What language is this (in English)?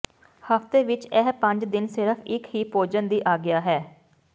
Punjabi